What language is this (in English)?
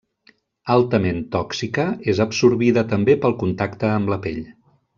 Catalan